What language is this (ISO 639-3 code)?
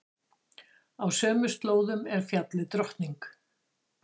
isl